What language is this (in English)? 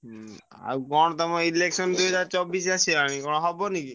Odia